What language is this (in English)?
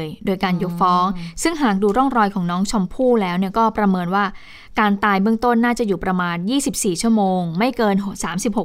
Thai